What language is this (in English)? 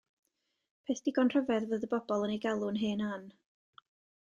Welsh